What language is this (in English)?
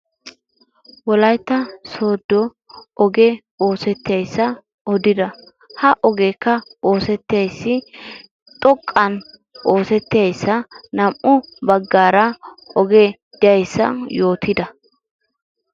Wolaytta